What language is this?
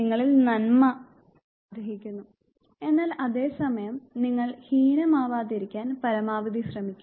Malayalam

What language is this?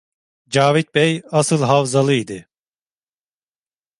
Turkish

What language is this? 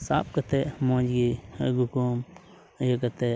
Santali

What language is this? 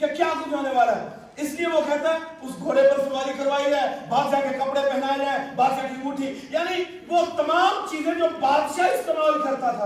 Urdu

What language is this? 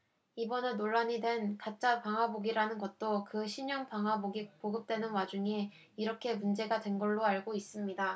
Korean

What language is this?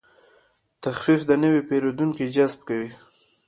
Pashto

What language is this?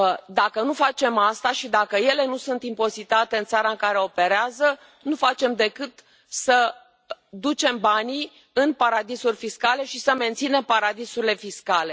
Romanian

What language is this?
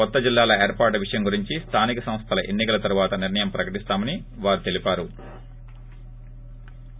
Telugu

